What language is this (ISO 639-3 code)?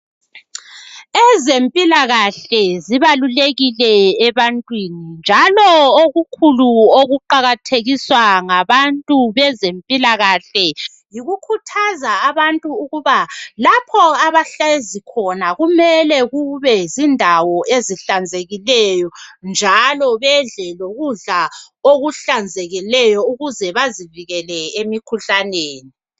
nde